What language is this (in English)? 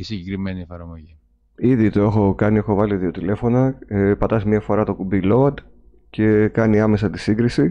Greek